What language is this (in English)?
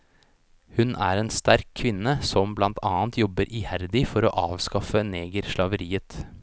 Norwegian